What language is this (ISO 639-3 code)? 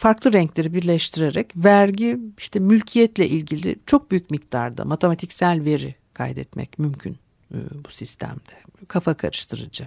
tur